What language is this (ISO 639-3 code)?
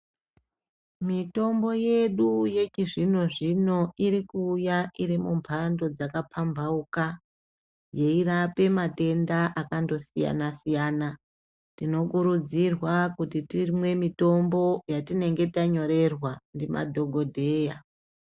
ndc